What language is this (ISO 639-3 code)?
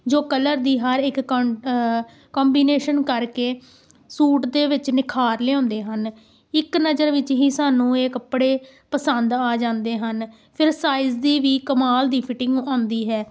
pan